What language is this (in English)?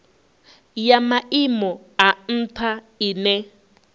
Venda